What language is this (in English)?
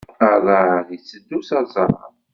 Kabyle